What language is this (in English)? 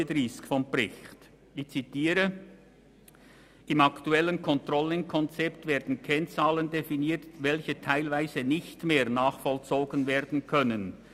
Swiss German